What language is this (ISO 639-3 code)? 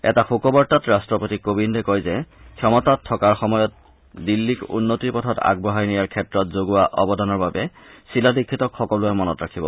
asm